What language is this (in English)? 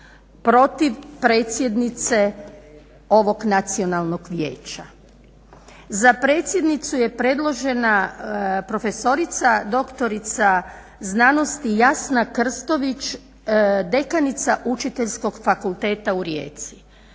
Croatian